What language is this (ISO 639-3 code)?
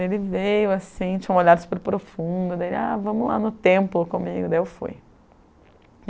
por